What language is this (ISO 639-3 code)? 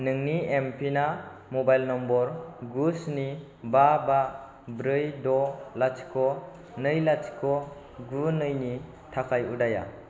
brx